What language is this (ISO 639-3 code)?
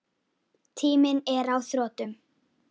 isl